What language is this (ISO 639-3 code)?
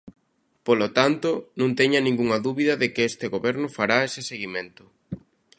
glg